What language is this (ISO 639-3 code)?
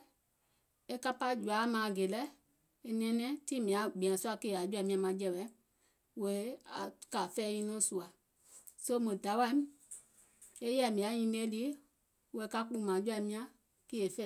gol